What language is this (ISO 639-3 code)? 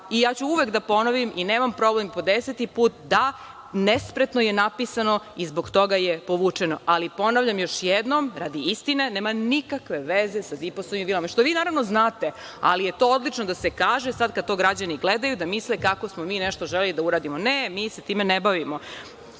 srp